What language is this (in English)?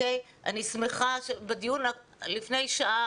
Hebrew